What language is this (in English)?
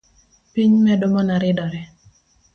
Luo (Kenya and Tanzania)